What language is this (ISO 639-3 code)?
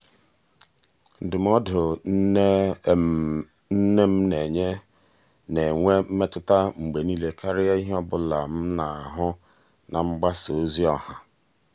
ibo